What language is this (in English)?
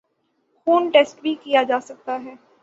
Urdu